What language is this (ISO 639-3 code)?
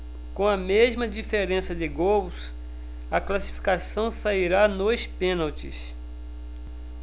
por